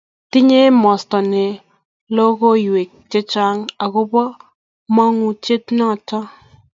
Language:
Kalenjin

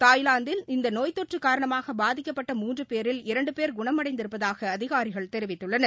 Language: Tamil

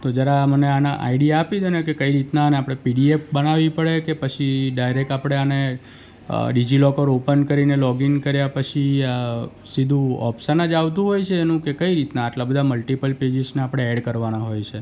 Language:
Gujarati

